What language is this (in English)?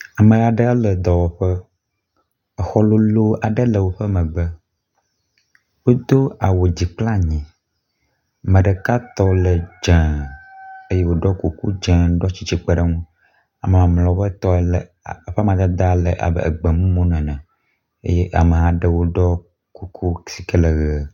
Ewe